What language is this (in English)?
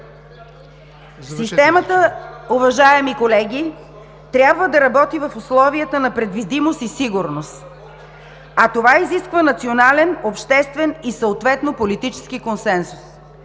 Bulgarian